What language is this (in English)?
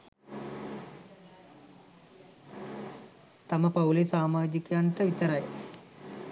Sinhala